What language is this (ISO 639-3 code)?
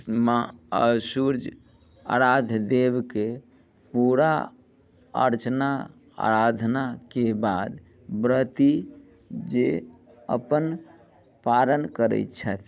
mai